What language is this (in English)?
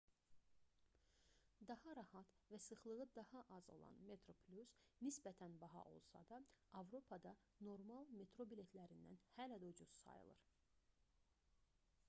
Azerbaijani